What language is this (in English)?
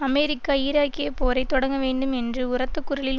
Tamil